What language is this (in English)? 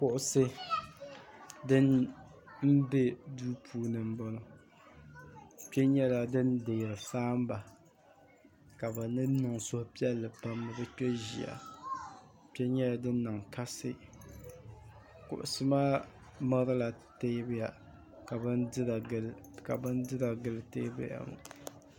Dagbani